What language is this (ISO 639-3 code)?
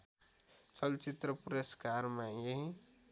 nep